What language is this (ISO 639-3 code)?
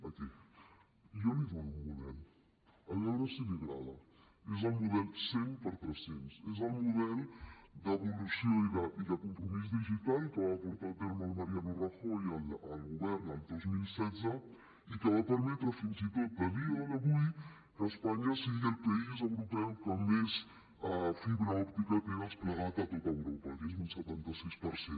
cat